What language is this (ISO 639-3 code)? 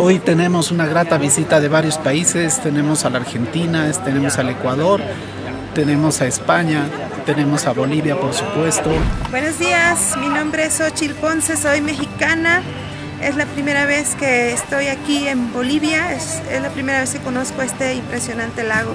spa